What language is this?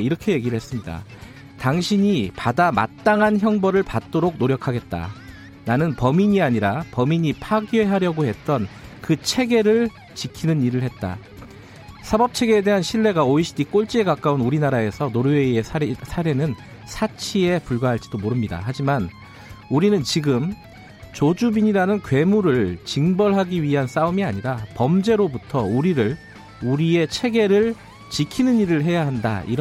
Korean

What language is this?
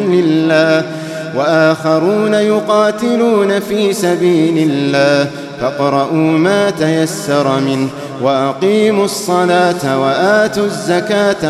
Arabic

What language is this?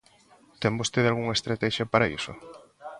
Galician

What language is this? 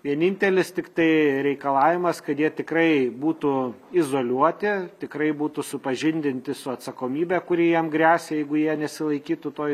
Lithuanian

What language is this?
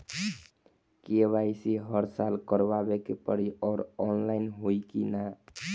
Bhojpuri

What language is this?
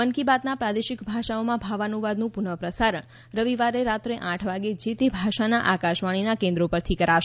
Gujarati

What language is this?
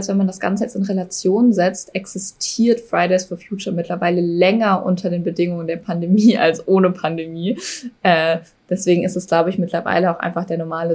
German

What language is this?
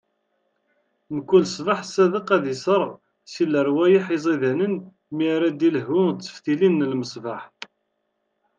Kabyle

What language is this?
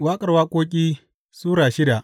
Hausa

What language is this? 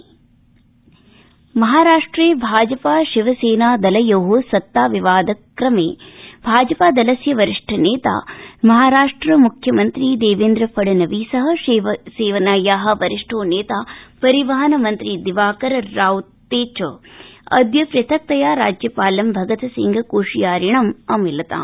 Sanskrit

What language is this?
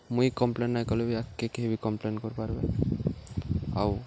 Odia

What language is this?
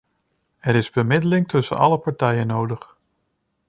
Dutch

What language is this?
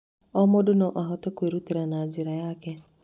Kikuyu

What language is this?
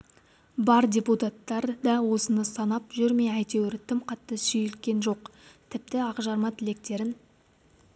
Kazakh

